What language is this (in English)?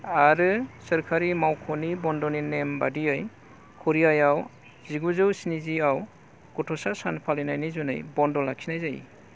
Bodo